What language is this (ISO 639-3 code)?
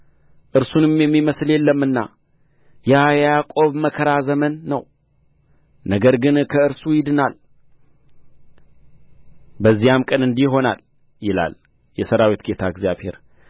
amh